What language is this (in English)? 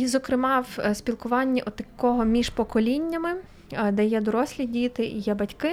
Ukrainian